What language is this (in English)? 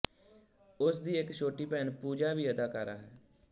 Punjabi